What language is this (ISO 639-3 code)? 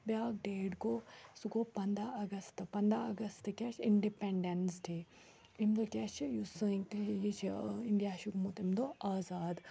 kas